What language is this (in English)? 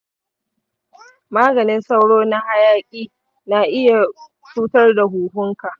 Hausa